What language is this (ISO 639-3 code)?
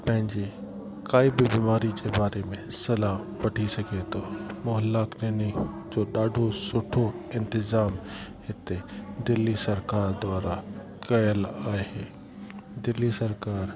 snd